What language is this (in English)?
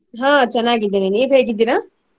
Kannada